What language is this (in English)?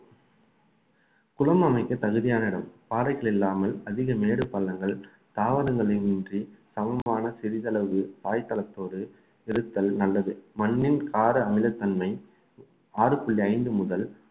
Tamil